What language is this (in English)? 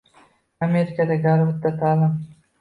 Uzbek